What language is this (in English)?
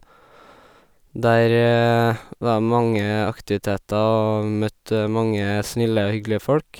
Norwegian